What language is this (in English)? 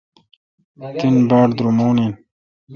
Kalkoti